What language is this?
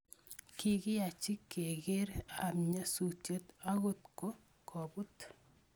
Kalenjin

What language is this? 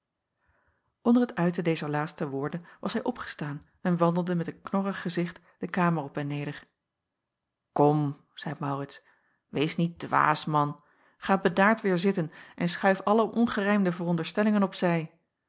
Dutch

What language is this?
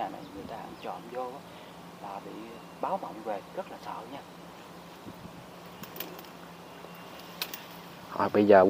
Vietnamese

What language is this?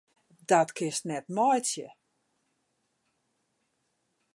Western Frisian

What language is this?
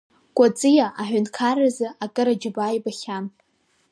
Abkhazian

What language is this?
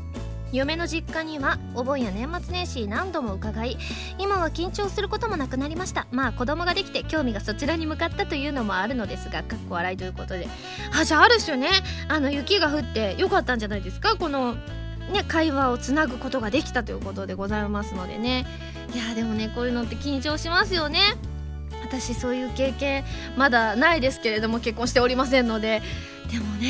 Japanese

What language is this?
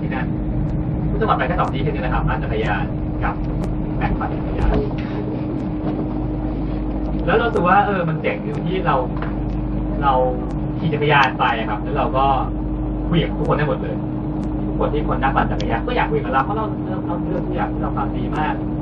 Thai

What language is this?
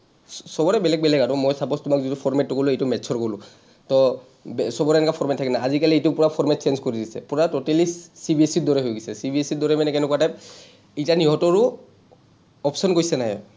Assamese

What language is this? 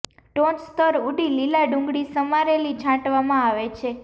Gujarati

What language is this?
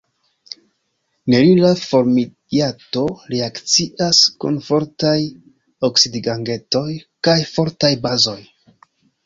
Esperanto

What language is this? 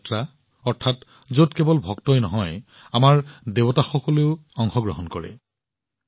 Assamese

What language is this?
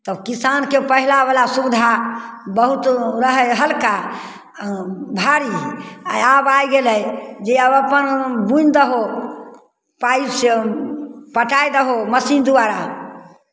Maithili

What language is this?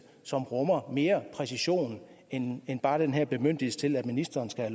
Danish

